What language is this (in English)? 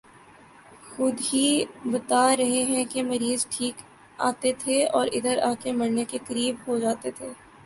Urdu